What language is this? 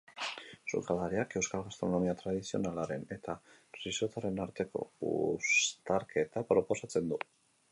Basque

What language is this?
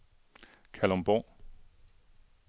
Danish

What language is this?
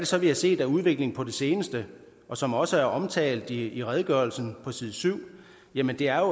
Danish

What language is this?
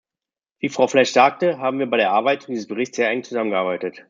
German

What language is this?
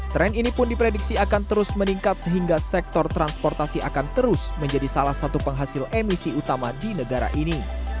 Indonesian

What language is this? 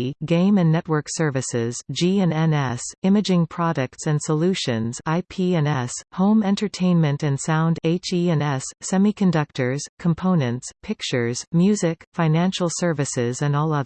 English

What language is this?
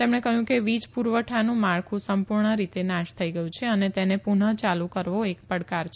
Gujarati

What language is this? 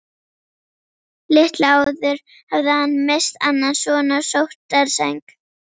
Icelandic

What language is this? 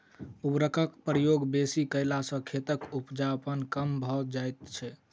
Maithili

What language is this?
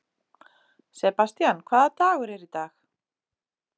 Icelandic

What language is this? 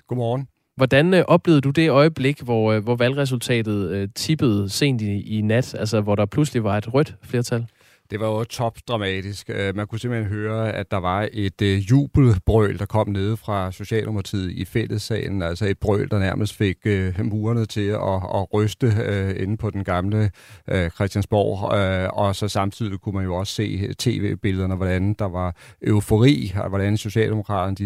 Danish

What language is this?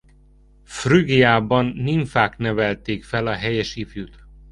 Hungarian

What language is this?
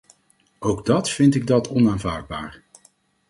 Dutch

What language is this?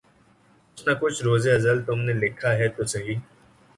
Urdu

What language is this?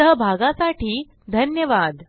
Marathi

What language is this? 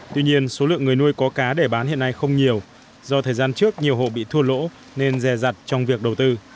Vietnamese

